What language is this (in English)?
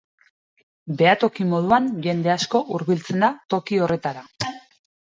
Basque